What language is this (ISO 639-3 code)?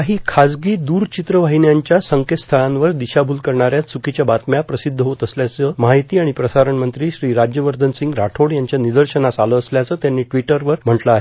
mar